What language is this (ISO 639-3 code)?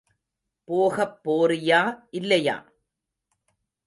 tam